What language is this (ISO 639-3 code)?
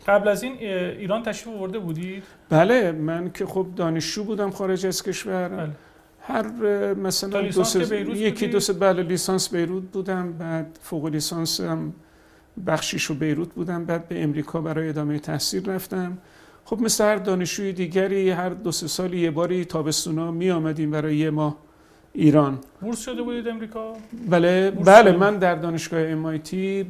fas